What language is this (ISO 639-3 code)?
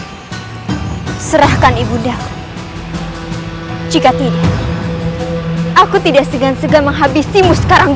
ind